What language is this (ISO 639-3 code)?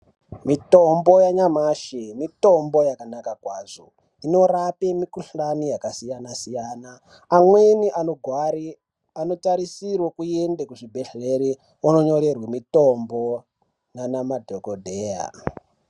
ndc